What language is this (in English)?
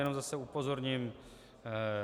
Czech